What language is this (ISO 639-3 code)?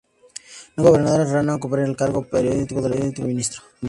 spa